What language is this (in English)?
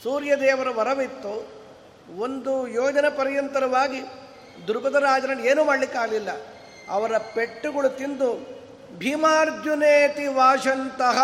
Kannada